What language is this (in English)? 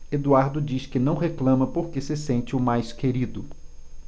Portuguese